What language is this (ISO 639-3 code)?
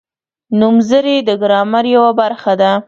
pus